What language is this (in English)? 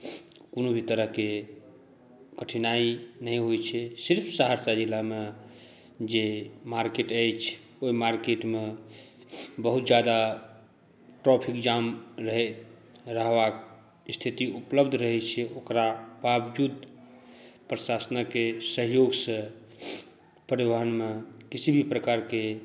Maithili